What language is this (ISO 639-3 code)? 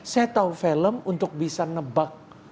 ind